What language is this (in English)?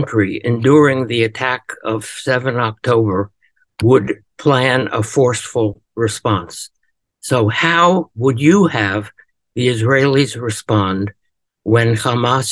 English